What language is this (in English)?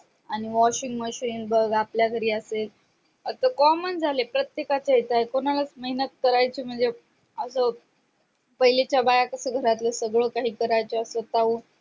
Marathi